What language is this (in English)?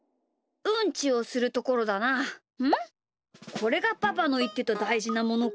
Japanese